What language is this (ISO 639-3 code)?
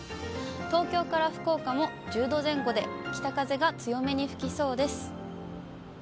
jpn